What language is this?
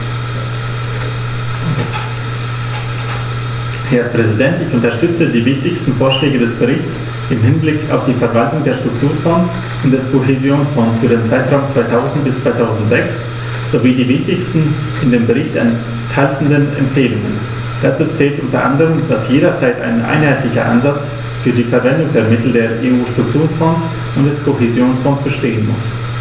German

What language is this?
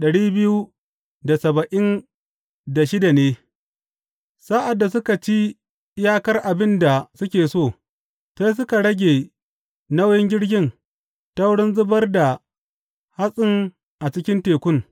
Hausa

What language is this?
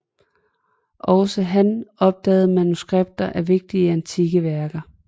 Danish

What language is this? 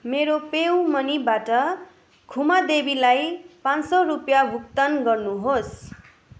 Nepali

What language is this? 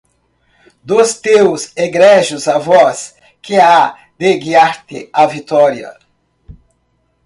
Portuguese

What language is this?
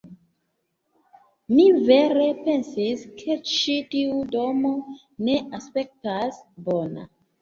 Esperanto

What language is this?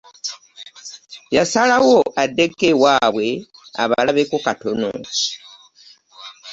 Ganda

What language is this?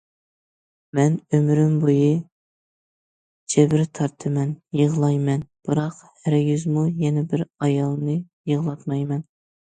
Uyghur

